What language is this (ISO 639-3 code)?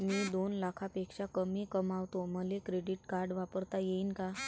mar